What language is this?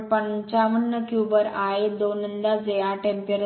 Marathi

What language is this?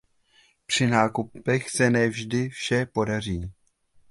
Czech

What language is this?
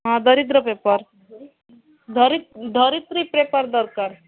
Odia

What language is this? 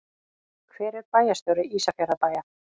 Icelandic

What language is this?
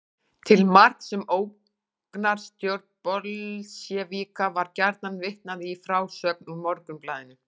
Icelandic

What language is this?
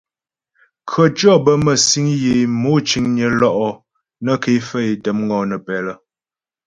Ghomala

